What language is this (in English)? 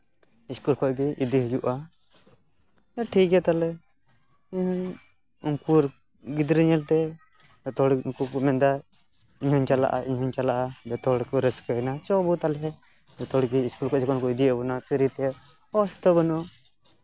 Santali